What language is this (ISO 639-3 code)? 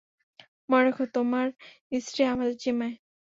ben